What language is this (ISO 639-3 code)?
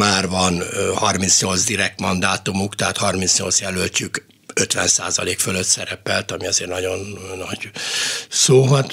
hun